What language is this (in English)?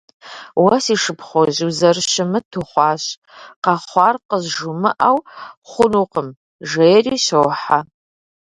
Kabardian